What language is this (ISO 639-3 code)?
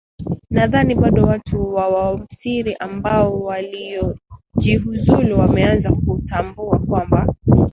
swa